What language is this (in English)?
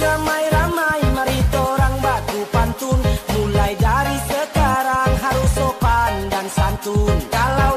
Malay